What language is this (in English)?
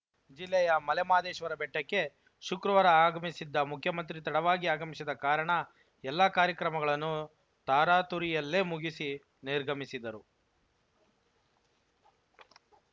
Kannada